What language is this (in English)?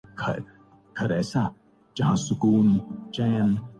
Urdu